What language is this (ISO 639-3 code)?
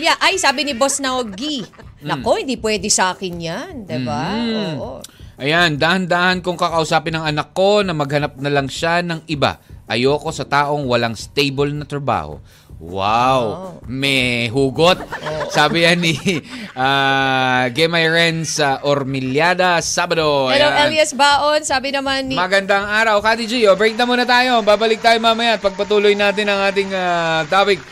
fil